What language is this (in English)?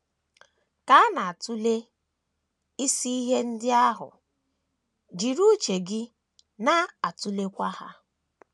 Igbo